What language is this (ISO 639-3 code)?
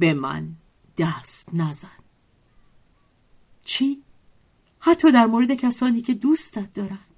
fas